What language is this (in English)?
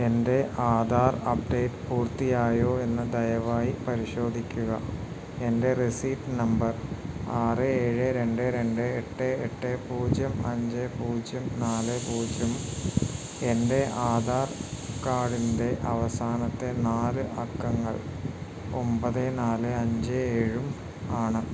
Malayalam